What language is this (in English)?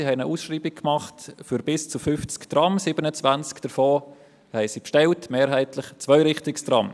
Swiss German